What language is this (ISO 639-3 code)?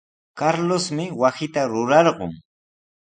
qws